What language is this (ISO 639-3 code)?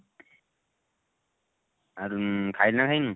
ori